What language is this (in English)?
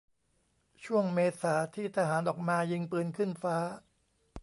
Thai